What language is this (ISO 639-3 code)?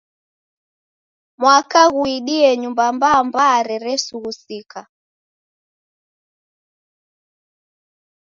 dav